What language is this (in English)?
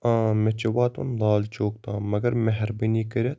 Kashmiri